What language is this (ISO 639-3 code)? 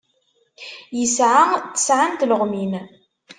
kab